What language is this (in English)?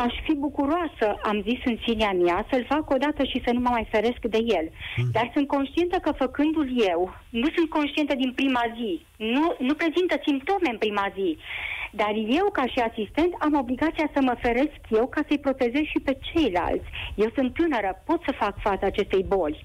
Romanian